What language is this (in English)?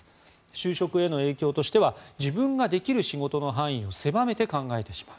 Japanese